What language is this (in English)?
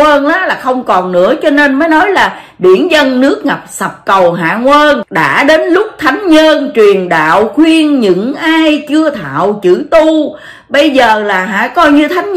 Vietnamese